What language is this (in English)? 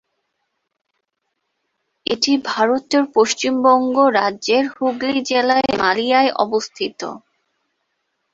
Bangla